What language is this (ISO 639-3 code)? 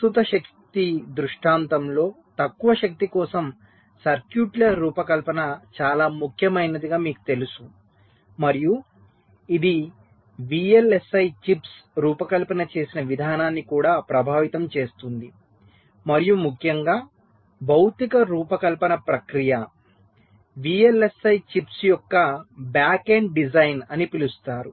tel